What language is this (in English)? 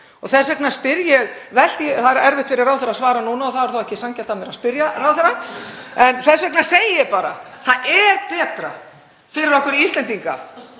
Icelandic